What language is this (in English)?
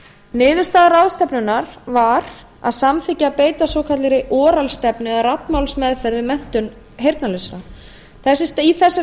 Icelandic